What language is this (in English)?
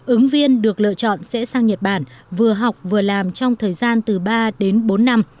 Vietnamese